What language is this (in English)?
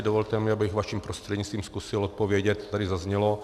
Czech